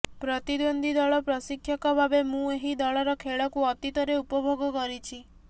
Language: Odia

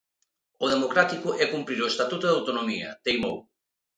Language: Galician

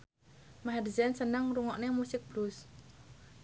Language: Javanese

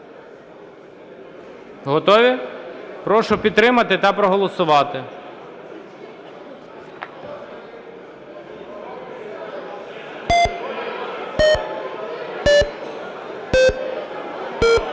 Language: Ukrainian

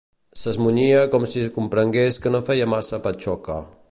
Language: Catalan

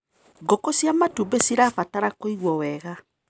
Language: Kikuyu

